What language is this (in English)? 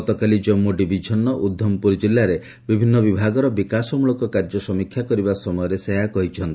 Odia